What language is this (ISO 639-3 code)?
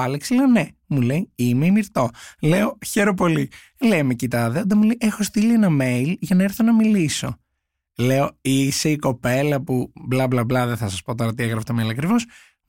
ell